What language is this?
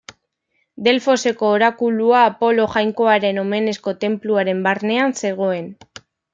Basque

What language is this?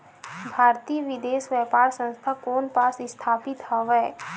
Chhattisgarhi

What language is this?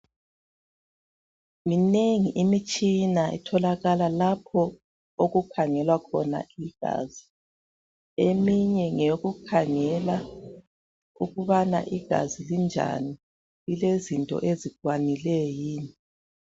North Ndebele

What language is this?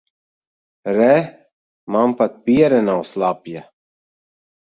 Latvian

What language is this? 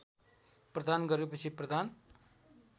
Nepali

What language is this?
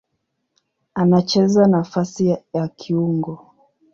Swahili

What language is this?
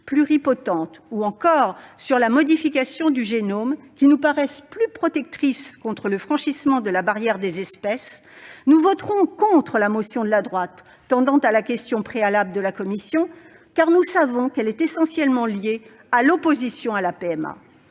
French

